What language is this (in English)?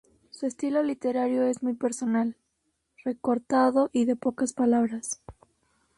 Spanish